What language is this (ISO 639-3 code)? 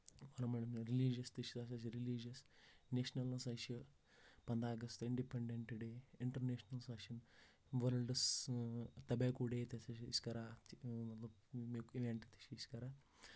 kas